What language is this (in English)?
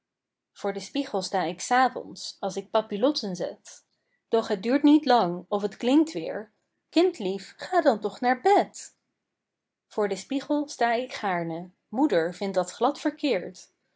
Dutch